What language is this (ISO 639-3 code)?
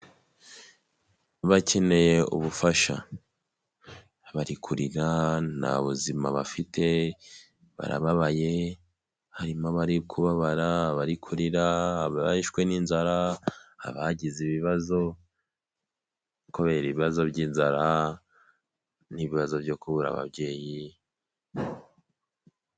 kin